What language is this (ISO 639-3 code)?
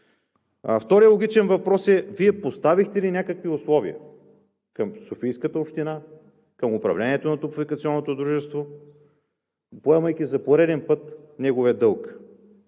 bul